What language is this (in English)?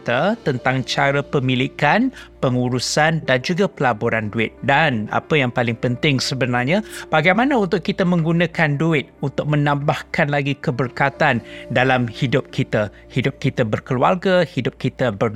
Malay